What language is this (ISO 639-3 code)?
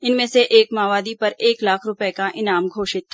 hin